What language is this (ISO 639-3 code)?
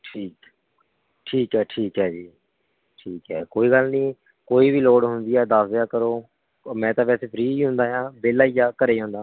pan